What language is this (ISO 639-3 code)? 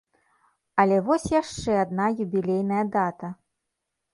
bel